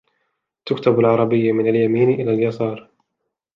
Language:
Arabic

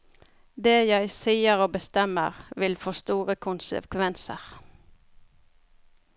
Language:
Norwegian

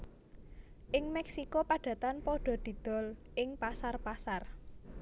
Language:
Javanese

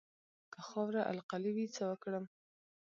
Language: Pashto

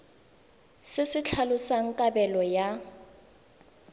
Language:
Tswana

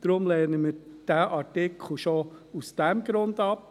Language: Swiss German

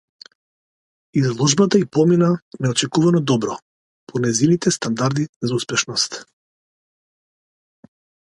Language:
Macedonian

